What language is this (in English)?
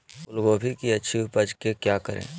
Magahi